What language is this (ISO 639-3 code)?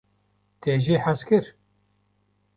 kur